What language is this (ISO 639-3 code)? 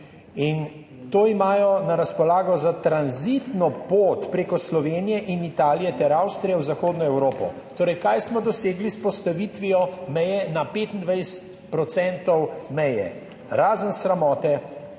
slv